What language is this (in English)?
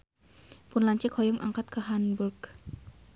Sundanese